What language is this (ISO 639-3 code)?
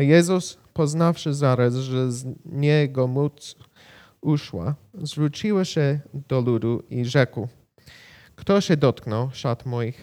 pol